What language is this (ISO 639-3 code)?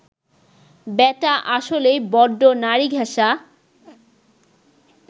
ben